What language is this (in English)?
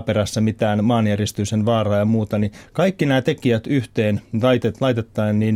Finnish